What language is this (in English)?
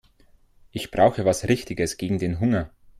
German